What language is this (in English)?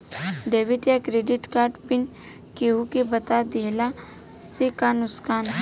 Bhojpuri